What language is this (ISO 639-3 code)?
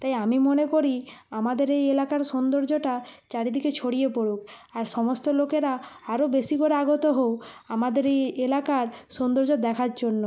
ben